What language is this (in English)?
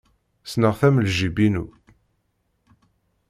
Kabyle